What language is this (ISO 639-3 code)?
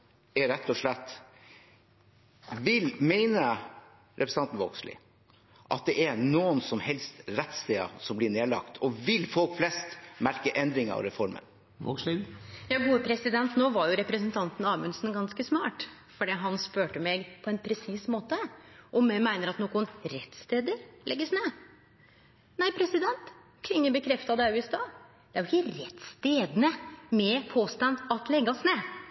nor